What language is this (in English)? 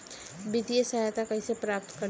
Bhojpuri